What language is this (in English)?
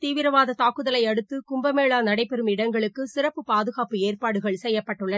Tamil